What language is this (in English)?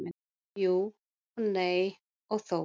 Icelandic